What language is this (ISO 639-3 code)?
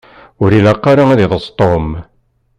kab